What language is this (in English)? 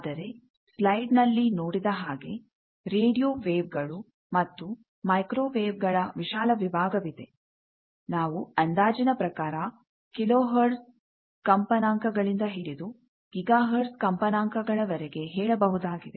Kannada